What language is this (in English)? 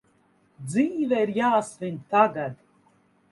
Latvian